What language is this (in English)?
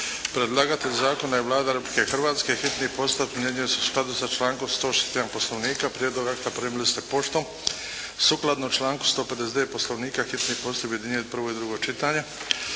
Croatian